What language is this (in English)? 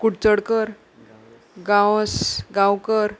Konkani